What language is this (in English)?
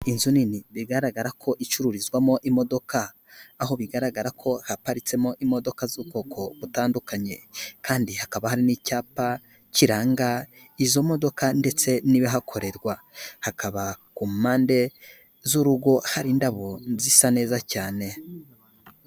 Kinyarwanda